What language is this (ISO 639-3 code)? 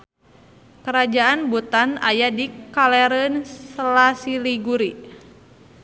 sun